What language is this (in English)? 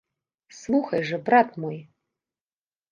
Belarusian